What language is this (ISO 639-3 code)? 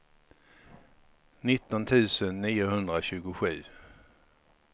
swe